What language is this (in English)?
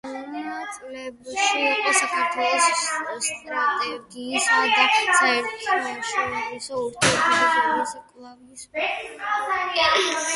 Georgian